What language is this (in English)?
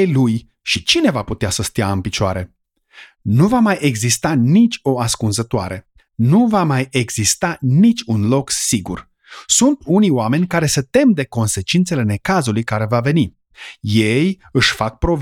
Romanian